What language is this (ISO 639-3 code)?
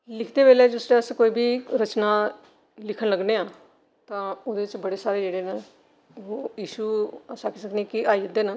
doi